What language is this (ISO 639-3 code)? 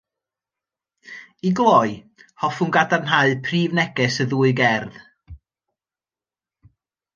cym